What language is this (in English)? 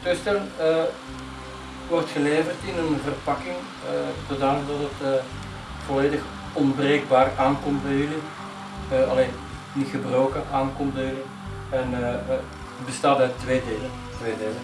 Dutch